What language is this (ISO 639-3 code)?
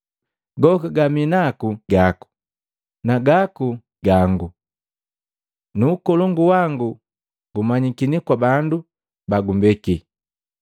mgv